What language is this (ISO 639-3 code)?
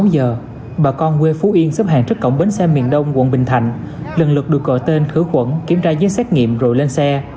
vie